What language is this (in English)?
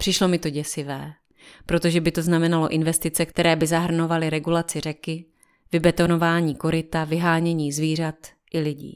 Czech